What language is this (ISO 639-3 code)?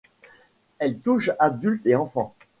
fra